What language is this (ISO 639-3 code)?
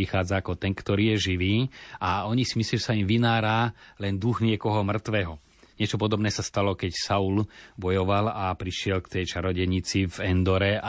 slk